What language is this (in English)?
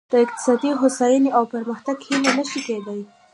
Pashto